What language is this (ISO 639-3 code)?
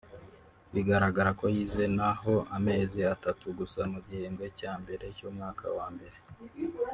kin